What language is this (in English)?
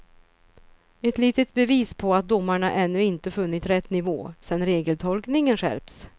Swedish